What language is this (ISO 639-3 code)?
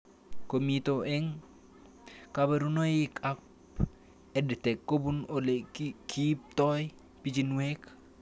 kln